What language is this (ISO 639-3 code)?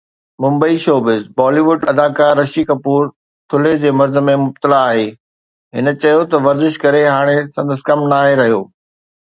snd